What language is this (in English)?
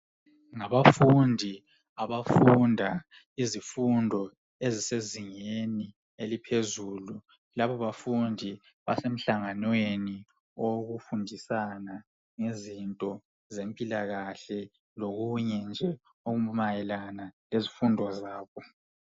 North Ndebele